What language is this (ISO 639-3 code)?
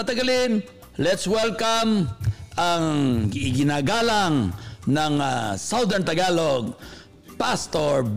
fil